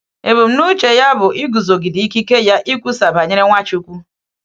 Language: Igbo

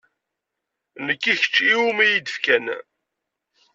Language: Kabyle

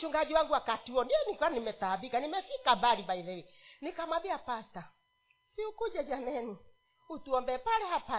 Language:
Swahili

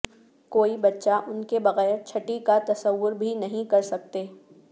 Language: Urdu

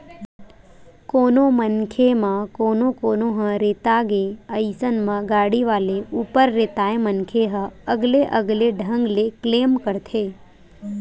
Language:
Chhattisgarhi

